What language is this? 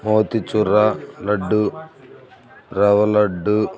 Telugu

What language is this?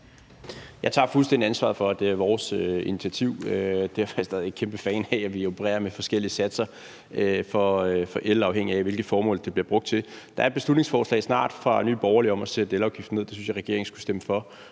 Danish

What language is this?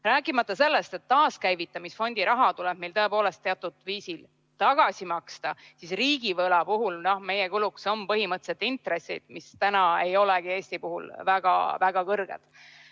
Estonian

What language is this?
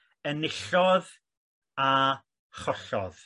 Welsh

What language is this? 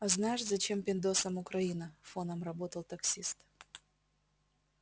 Russian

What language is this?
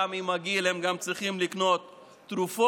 Hebrew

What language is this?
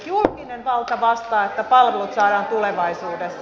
Finnish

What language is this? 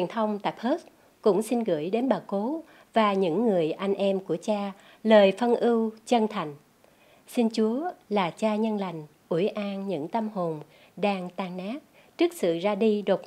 Vietnamese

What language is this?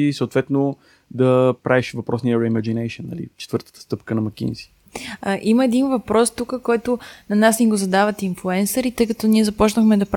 Bulgarian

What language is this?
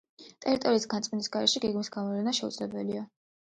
Georgian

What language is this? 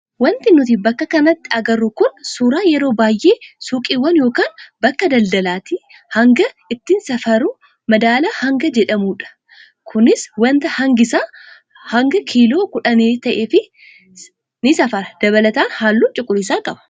Oromo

